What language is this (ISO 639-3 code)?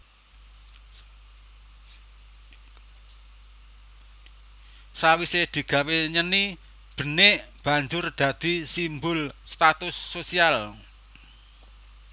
jav